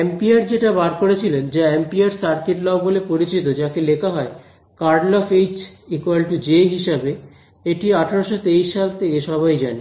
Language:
Bangla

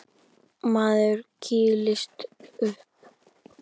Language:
Icelandic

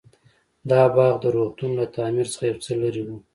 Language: Pashto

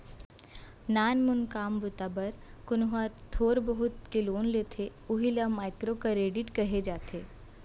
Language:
Chhattisgarhi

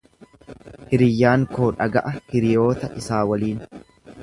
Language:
Oromo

